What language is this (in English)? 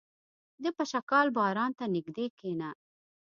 Pashto